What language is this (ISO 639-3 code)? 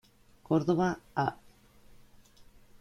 spa